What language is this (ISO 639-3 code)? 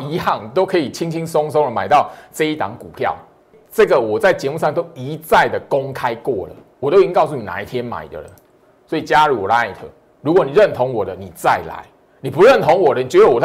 zho